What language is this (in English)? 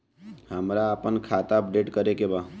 Bhojpuri